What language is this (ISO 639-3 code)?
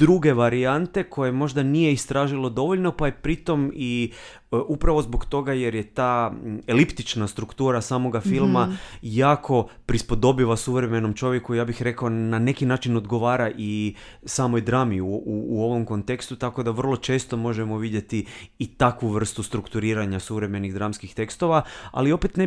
hrv